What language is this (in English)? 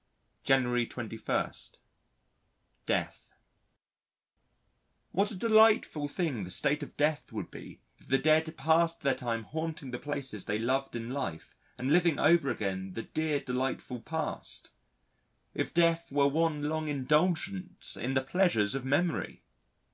English